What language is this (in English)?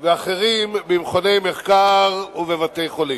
Hebrew